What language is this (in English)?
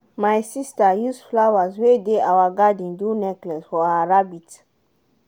Nigerian Pidgin